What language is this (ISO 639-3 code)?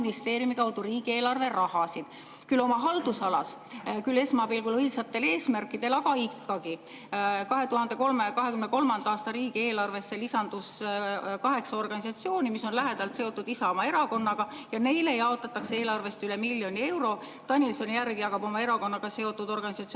est